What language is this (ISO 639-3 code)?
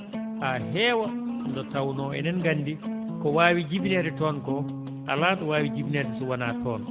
ful